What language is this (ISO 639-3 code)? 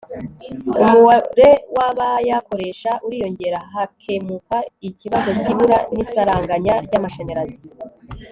kin